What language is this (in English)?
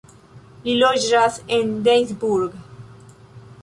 Esperanto